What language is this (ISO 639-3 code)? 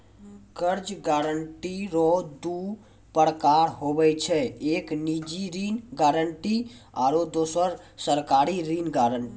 mai